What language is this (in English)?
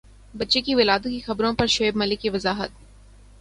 Urdu